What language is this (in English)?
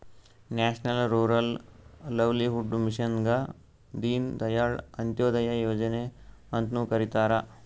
Kannada